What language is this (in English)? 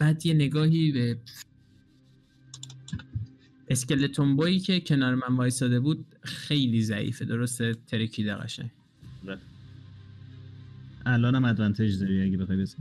Persian